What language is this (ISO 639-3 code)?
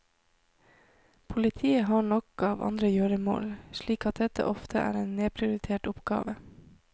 nor